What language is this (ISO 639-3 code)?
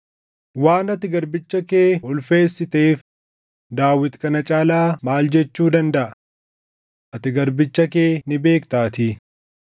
orm